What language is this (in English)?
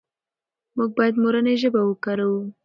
Pashto